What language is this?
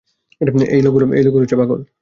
Bangla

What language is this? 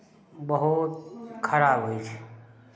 Maithili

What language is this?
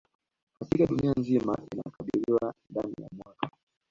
Swahili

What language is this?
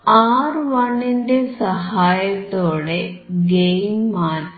Malayalam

